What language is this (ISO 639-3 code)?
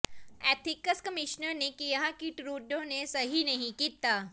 pan